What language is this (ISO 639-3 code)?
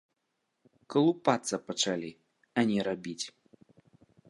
bel